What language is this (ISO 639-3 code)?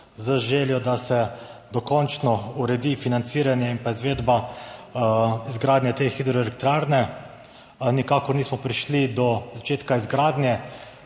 slv